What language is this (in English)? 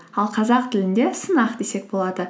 Kazakh